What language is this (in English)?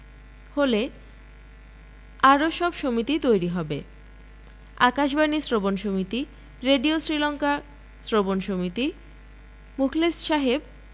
Bangla